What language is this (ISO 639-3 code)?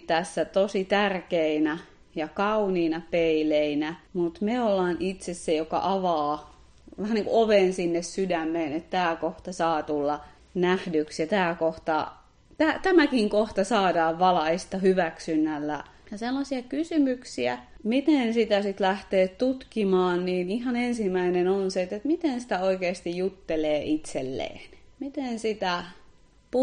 fin